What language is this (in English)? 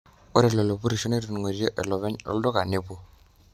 Masai